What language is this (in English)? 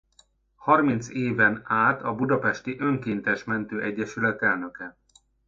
Hungarian